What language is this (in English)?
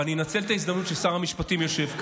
Hebrew